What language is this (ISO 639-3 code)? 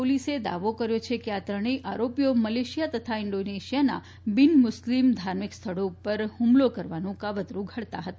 guj